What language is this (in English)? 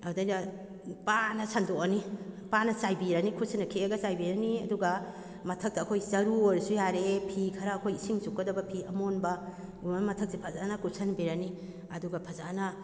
Manipuri